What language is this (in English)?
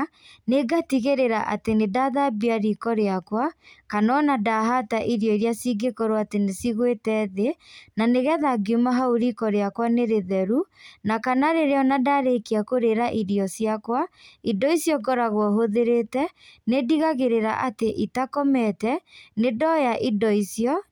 Kikuyu